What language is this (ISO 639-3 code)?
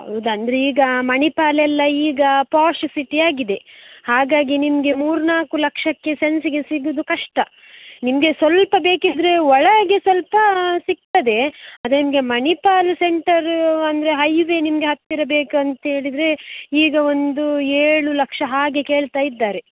kan